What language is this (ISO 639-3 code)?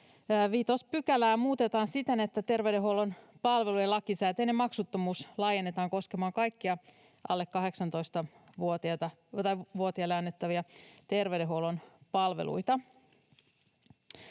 fin